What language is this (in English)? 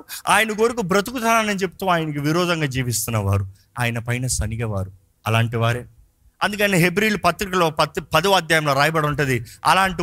Telugu